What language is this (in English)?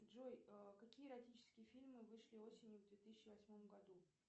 Russian